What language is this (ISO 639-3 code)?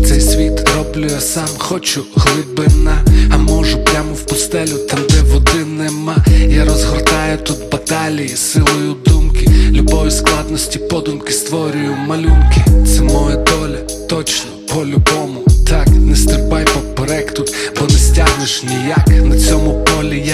ukr